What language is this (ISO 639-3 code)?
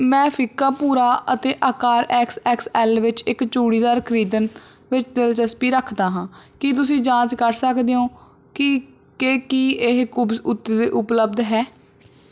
pan